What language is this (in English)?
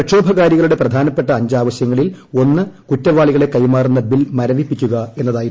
Malayalam